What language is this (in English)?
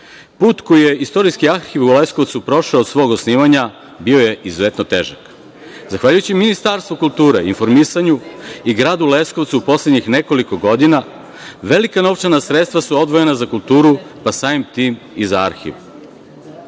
Serbian